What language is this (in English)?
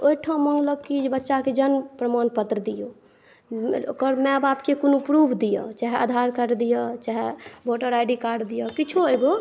Maithili